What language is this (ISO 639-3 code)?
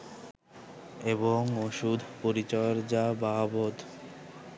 ben